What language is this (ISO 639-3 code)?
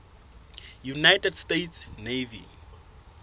sot